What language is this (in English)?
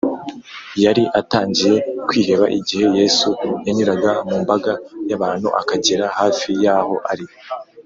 Kinyarwanda